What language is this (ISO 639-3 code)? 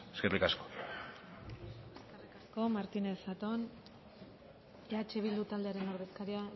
eus